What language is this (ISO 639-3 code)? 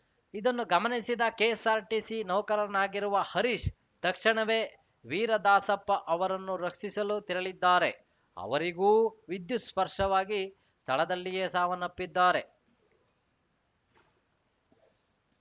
kan